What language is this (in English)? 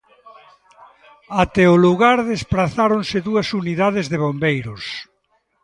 Galician